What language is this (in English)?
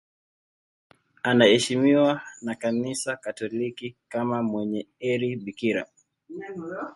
Swahili